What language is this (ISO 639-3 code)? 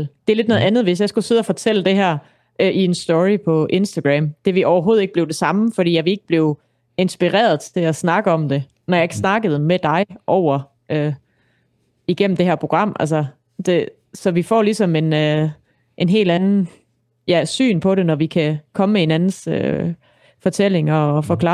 dan